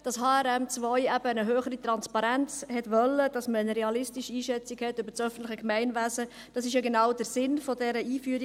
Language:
Swiss German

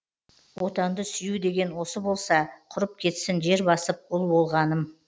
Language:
Kazakh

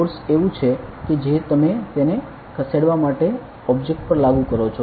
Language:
Gujarati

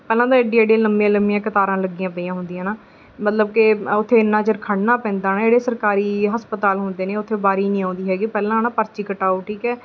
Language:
Punjabi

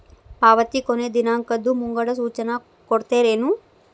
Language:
Kannada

